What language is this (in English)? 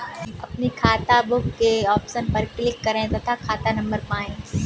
Hindi